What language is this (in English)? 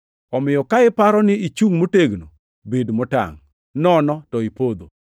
Luo (Kenya and Tanzania)